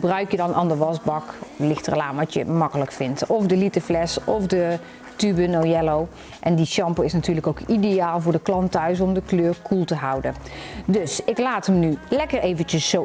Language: Dutch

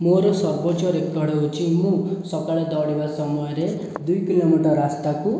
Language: Odia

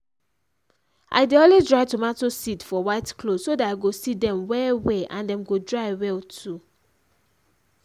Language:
Nigerian Pidgin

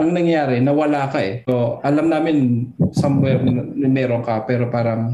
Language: Filipino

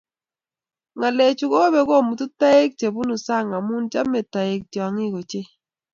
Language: Kalenjin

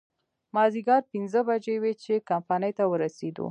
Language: Pashto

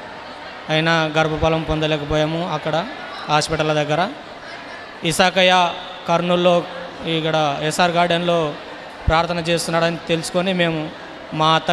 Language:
Hindi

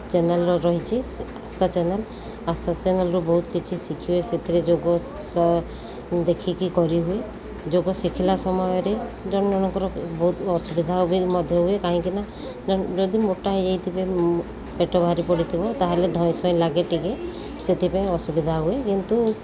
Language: Odia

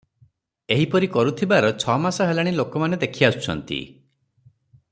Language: Odia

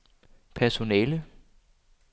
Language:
Danish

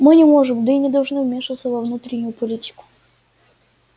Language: Russian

